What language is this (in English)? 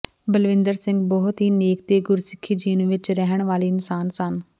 Punjabi